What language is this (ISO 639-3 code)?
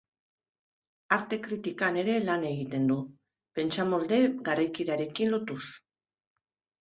eus